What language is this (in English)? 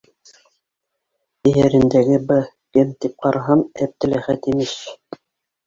Bashkir